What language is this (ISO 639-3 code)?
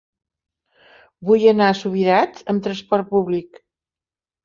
cat